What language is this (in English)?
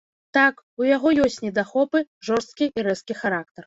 Belarusian